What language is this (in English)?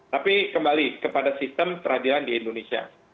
Indonesian